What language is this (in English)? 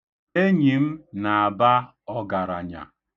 Igbo